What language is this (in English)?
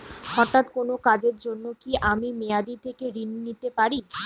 Bangla